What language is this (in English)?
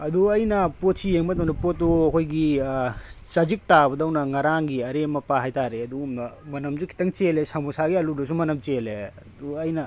Manipuri